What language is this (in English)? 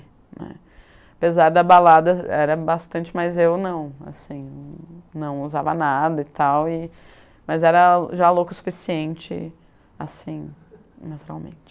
Portuguese